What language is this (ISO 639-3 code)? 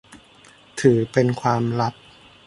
tha